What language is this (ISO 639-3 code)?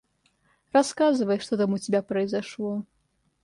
rus